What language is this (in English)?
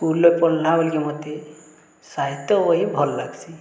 Odia